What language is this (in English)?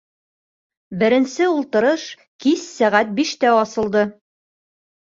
Bashkir